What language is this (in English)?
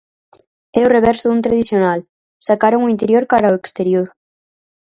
Galician